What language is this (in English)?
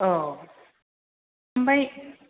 Bodo